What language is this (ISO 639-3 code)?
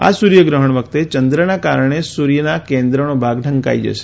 guj